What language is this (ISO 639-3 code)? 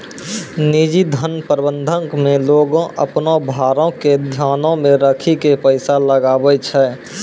mai